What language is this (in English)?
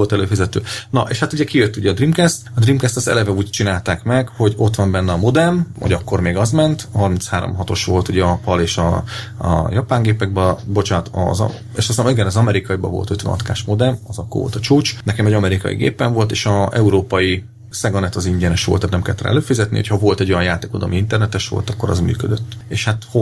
Hungarian